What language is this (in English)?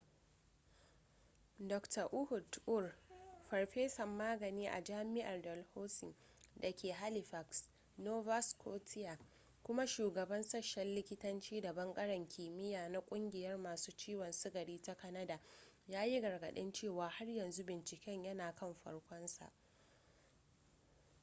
Hausa